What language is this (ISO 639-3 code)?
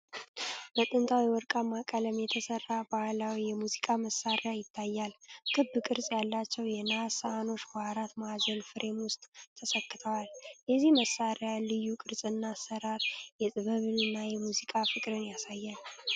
amh